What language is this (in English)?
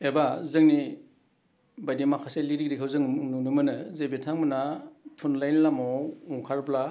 Bodo